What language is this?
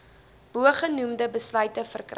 Afrikaans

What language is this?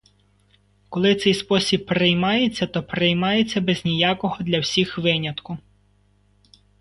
Ukrainian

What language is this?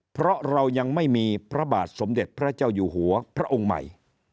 Thai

